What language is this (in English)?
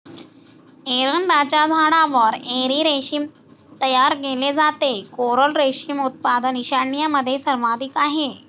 Marathi